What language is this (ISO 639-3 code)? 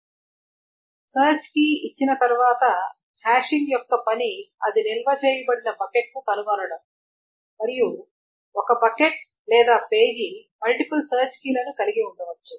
tel